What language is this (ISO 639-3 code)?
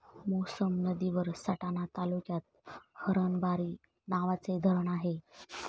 mar